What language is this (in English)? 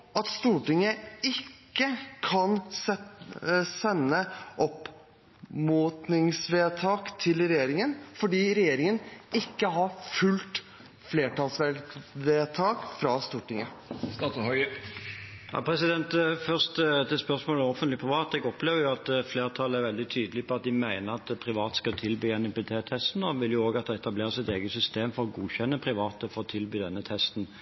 Norwegian Bokmål